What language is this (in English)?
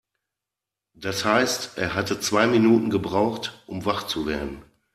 German